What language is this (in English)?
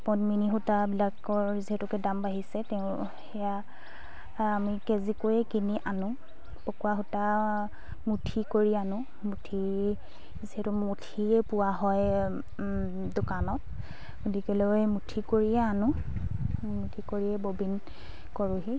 Assamese